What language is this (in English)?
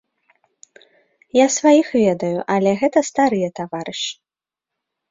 Belarusian